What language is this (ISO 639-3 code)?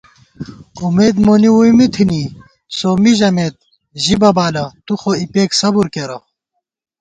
gwt